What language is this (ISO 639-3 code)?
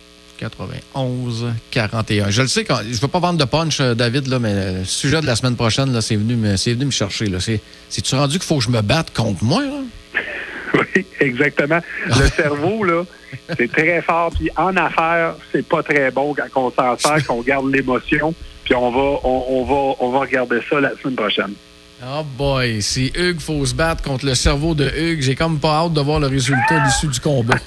fra